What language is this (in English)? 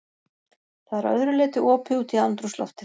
Icelandic